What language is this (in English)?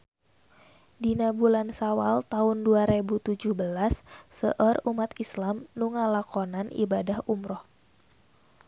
Sundanese